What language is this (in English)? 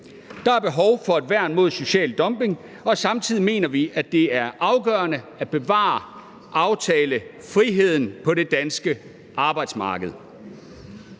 Danish